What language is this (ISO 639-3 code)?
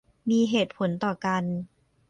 tha